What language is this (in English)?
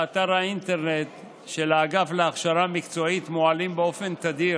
Hebrew